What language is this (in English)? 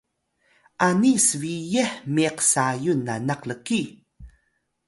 Atayal